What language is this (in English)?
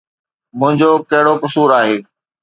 Sindhi